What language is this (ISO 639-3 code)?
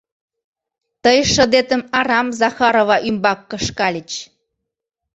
chm